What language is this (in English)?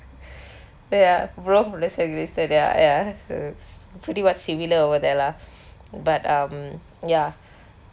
English